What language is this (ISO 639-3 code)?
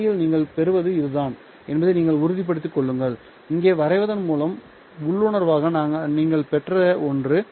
tam